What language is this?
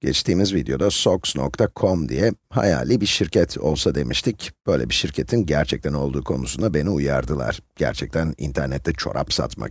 Turkish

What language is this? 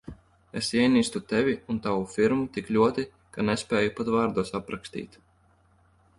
Latvian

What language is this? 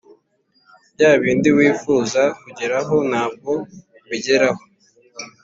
Kinyarwanda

